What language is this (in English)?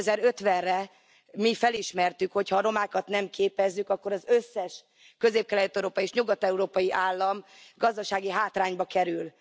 Hungarian